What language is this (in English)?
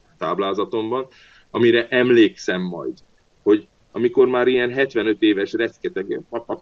Hungarian